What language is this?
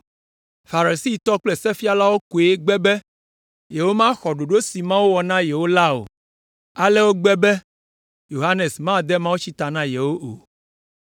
Ewe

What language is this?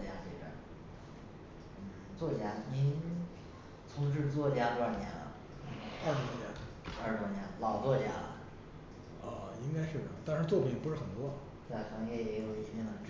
Chinese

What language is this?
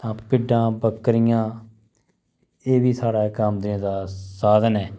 Dogri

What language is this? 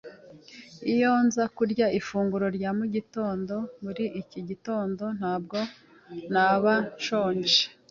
Kinyarwanda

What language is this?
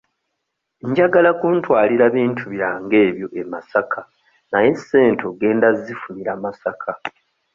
Ganda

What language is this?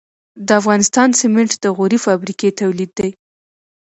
Pashto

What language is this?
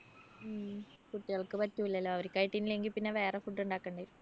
Malayalam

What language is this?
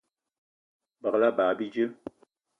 Eton (Cameroon)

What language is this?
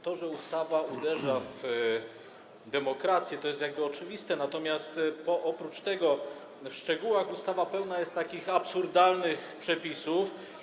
Polish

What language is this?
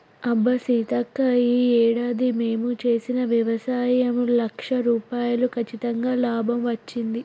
Telugu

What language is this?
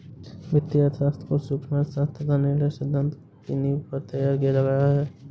Hindi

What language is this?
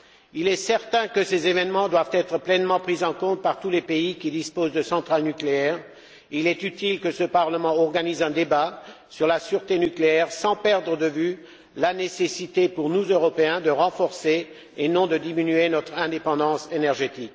French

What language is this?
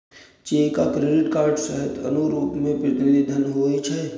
Maithili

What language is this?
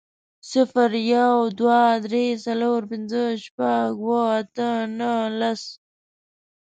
Pashto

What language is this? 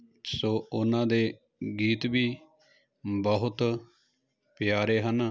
Punjabi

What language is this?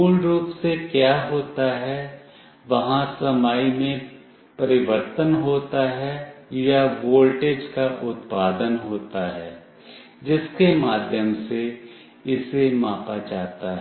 Hindi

